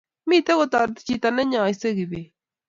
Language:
Kalenjin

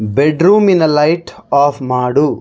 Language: Kannada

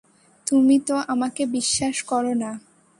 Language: Bangla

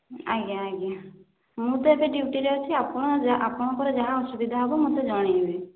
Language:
Odia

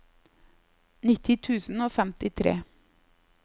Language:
Norwegian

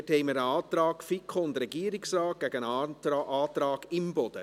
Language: Swiss German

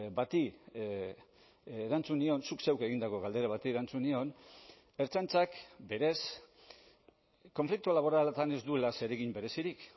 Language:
Basque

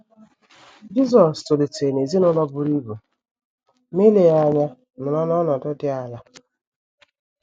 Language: Igbo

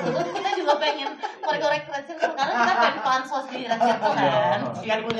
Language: Indonesian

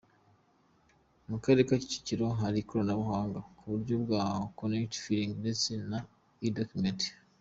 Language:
Kinyarwanda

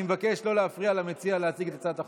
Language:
Hebrew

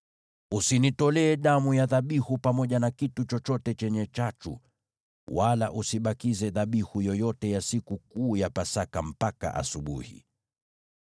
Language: Swahili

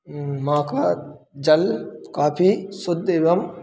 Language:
Hindi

